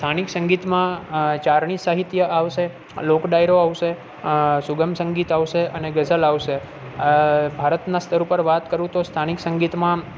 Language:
Gujarati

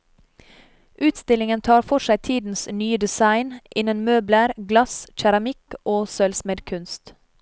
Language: Norwegian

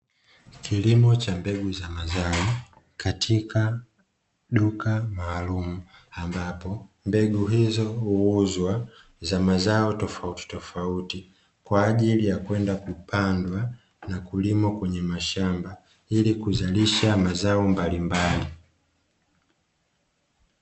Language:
Swahili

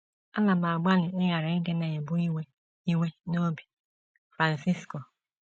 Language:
Igbo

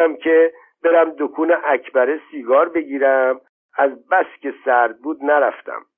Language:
Persian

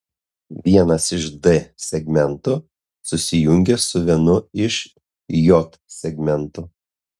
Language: Lithuanian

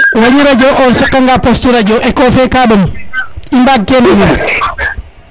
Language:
Serer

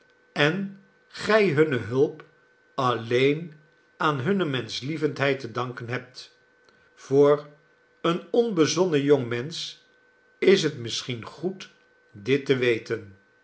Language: Dutch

